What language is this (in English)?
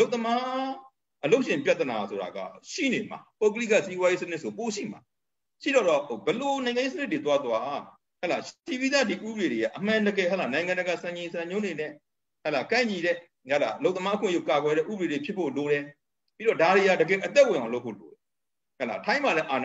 Romanian